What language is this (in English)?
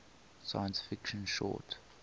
English